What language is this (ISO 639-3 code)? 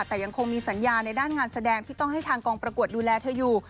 tha